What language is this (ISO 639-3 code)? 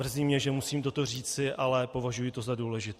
ces